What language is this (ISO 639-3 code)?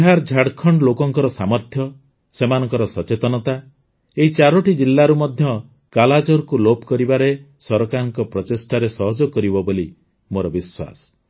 ori